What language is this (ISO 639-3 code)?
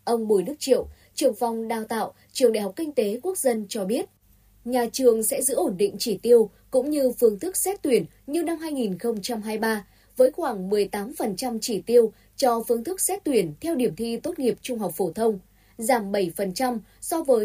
vie